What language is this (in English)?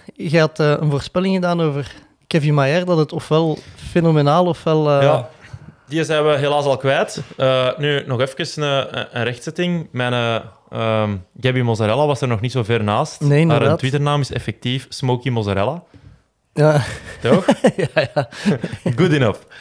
Dutch